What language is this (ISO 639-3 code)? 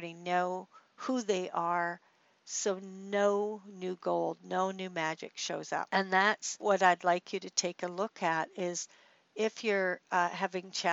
eng